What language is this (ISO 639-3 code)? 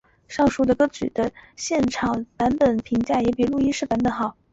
zho